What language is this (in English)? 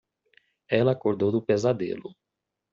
Portuguese